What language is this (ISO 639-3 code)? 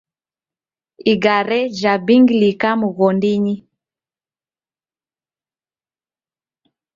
dav